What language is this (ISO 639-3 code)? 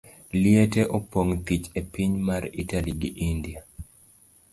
luo